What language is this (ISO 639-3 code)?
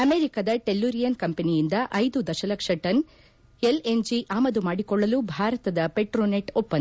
kan